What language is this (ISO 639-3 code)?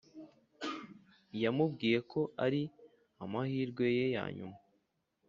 kin